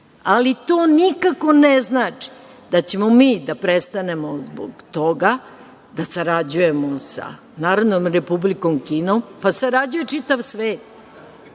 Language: Serbian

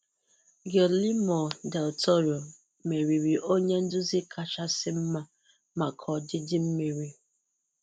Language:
Igbo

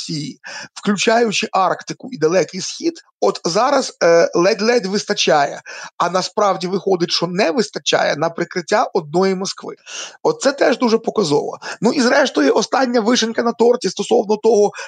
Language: Ukrainian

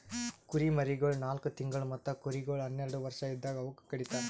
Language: Kannada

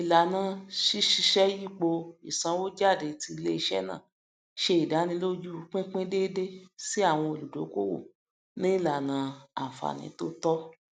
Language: Yoruba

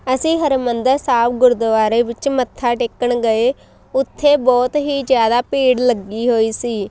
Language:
Punjabi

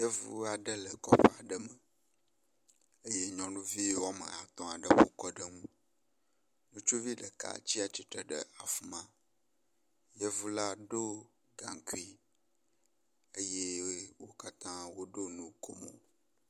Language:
Ewe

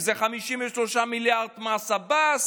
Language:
Hebrew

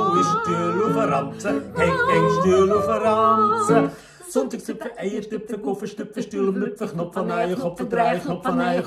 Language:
Thai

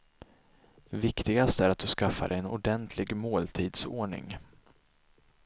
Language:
Swedish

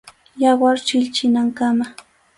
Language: Arequipa-La Unión Quechua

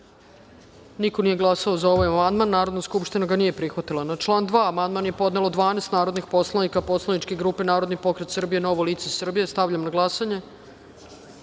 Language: Serbian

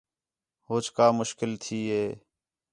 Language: Khetrani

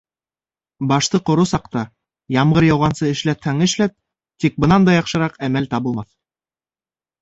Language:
Bashkir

